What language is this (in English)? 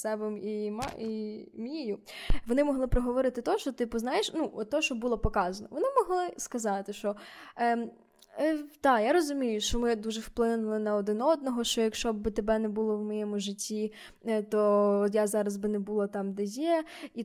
Ukrainian